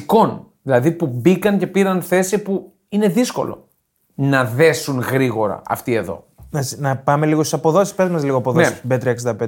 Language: Greek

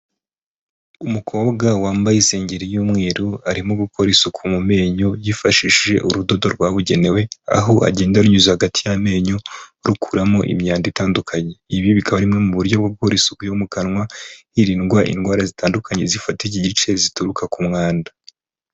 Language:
Kinyarwanda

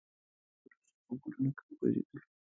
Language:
Pashto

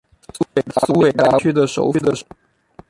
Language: Chinese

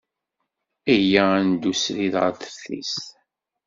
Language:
Kabyle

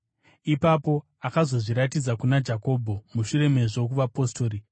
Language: Shona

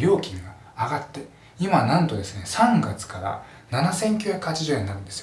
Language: Japanese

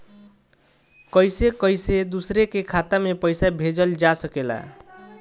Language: Bhojpuri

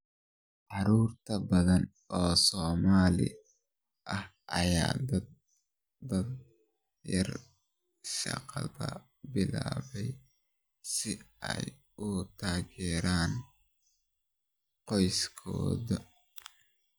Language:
Somali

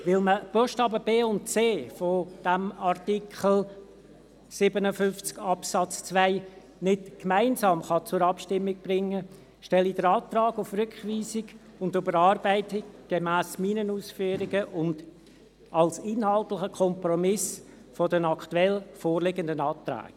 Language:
Swiss German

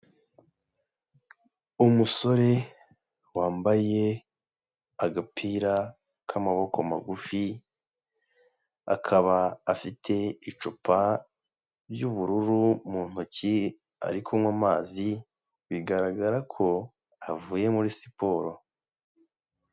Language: Kinyarwanda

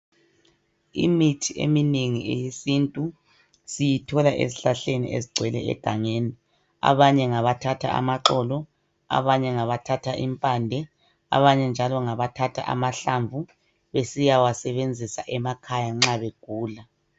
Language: North Ndebele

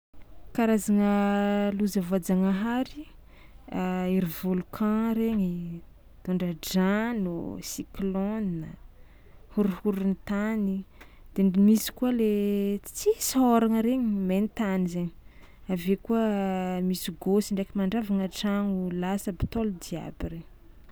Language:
Tsimihety Malagasy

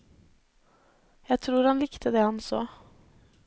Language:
Norwegian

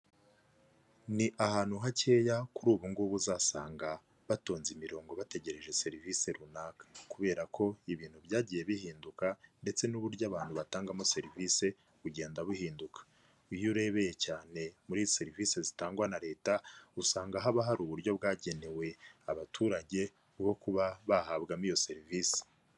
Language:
Kinyarwanda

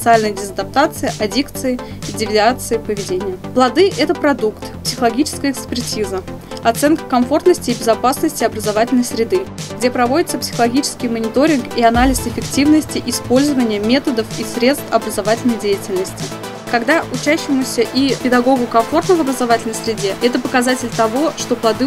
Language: Russian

